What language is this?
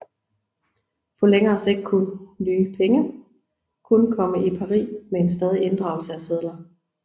Danish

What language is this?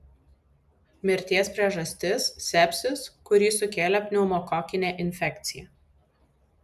Lithuanian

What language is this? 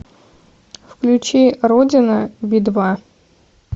Russian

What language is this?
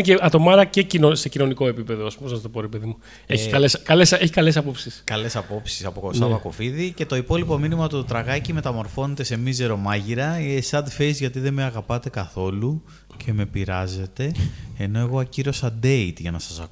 Greek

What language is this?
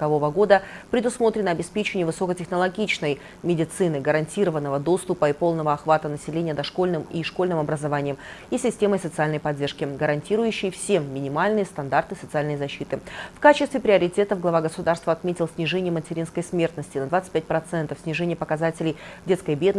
Russian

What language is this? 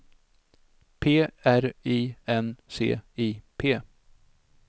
Swedish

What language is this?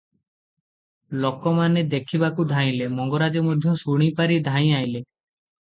Odia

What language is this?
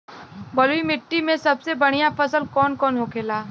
Bhojpuri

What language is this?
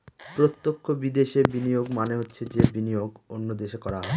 Bangla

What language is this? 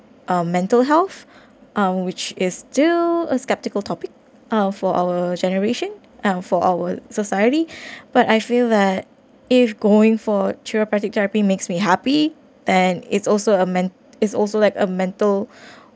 English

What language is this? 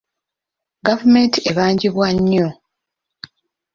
Ganda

